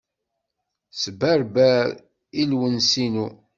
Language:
Kabyle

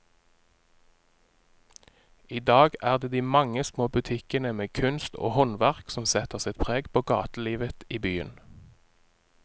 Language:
Norwegian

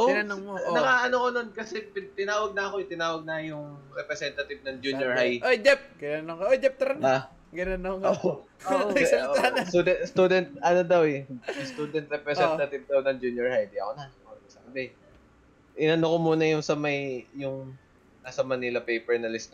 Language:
Filipino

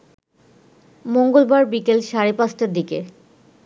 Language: Bangla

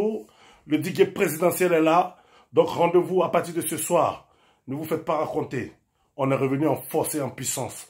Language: French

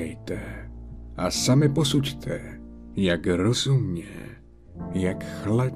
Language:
Czech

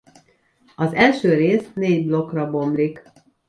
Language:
Hungarian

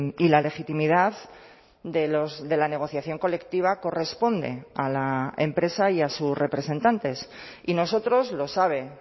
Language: Spanish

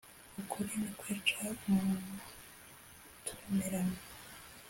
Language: Kinyarwanda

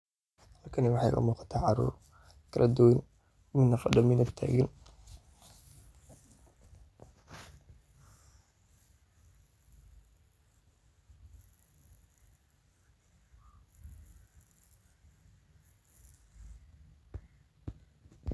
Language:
Somali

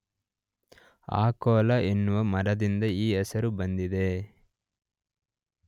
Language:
Kannada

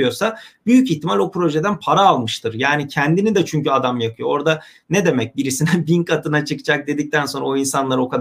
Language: Turkish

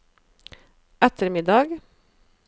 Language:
Norwegian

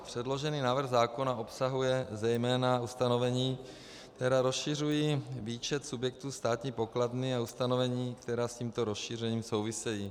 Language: Czech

